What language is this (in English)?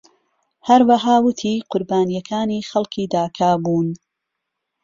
Central Kurdish